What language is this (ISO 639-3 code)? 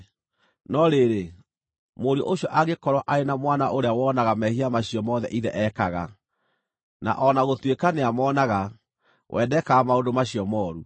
kik